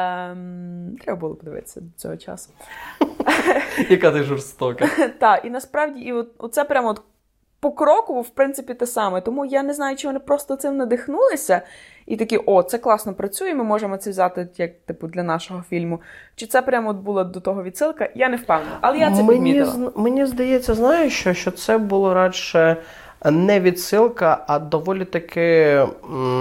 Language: Ukrainian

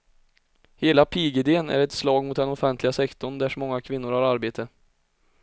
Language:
Swedish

